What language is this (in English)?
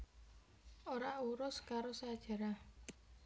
Javanese